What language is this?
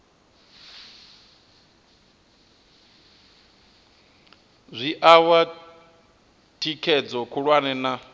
Venda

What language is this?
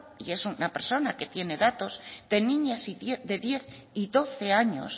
Spanish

